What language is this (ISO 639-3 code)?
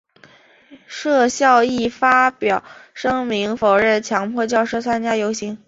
zho